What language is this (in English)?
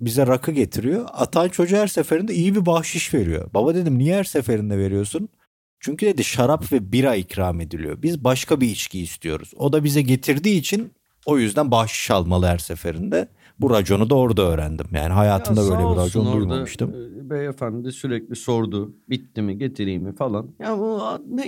Turkish